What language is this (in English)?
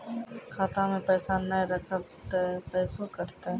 Maithili